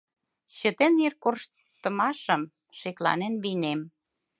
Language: Mari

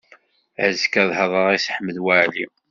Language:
Kabyle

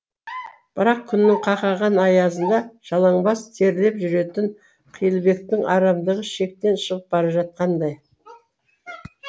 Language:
Kazakh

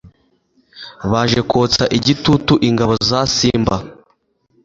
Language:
Kinyarwanda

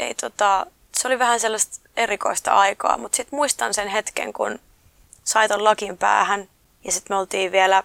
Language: Finnish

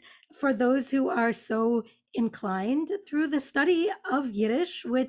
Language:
English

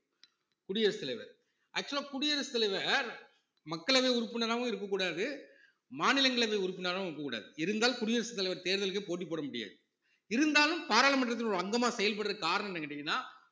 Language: Tamil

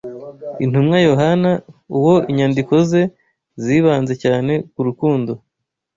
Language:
Kinyarwanda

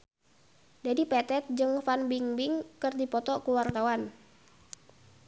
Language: Sundanese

